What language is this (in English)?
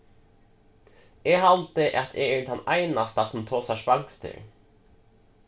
Faroese